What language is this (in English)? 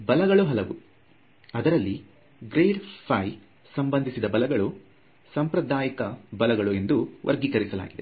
Kannada